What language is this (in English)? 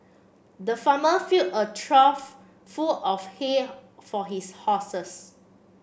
English